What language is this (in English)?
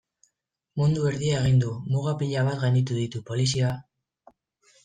Basque